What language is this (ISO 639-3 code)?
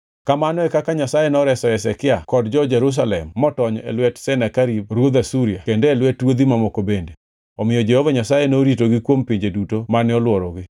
luo